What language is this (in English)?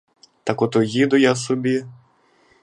Ukrainian